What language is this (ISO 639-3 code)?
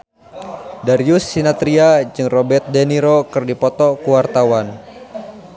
sun